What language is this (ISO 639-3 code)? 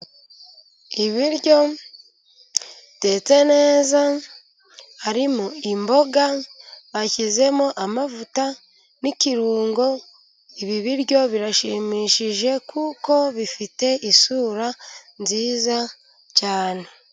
kin